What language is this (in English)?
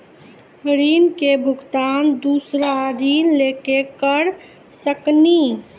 Maithili